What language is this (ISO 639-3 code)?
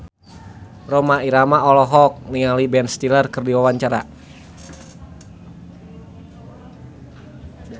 sun